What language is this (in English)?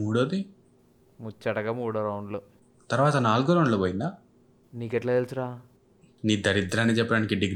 Telugu